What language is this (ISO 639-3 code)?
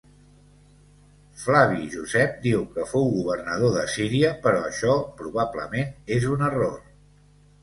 cat